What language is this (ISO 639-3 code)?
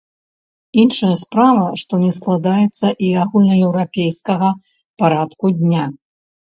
bel